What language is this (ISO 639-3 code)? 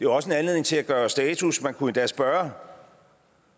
dan